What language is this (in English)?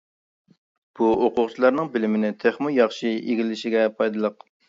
Uyghur